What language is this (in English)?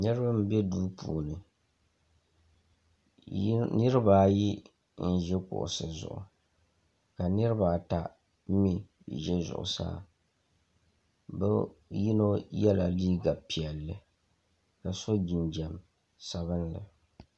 Dagbani